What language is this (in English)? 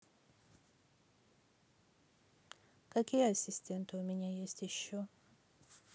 Russian